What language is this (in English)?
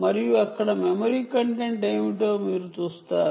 Telugu